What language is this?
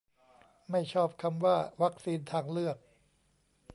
Thai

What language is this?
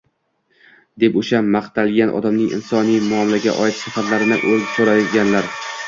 Uzbek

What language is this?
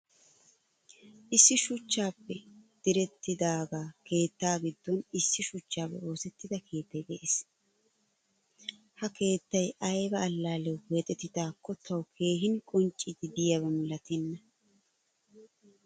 Wolaytta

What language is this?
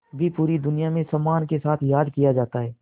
Hindi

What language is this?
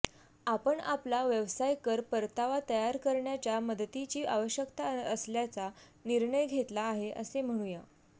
Marathi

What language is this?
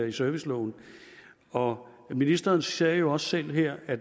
Danish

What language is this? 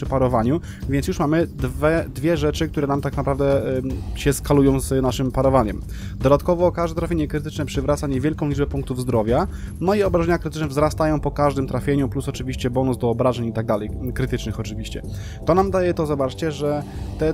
Polish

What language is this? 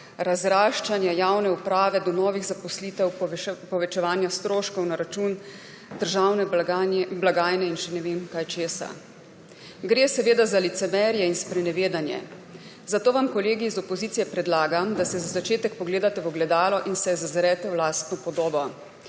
Slovenian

